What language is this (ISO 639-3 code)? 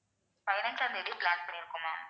tam